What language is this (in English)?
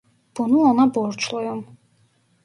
Turkish